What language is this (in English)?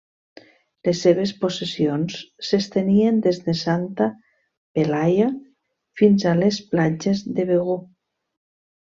Catalan